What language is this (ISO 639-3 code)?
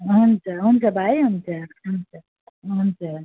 nep